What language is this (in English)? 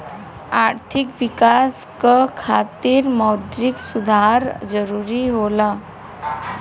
Bhojpuri